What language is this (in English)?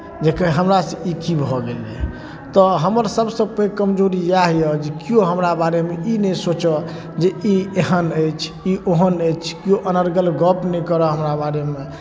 Maithili